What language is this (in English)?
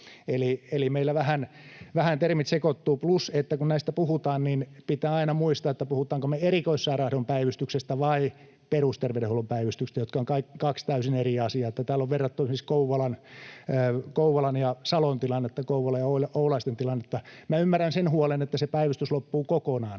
Finnish